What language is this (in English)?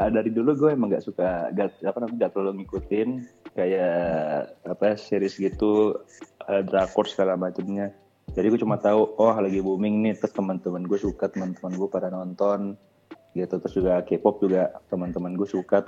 Indonesian